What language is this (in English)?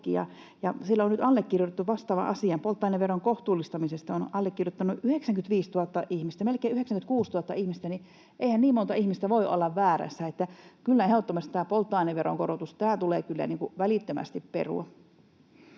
Finnish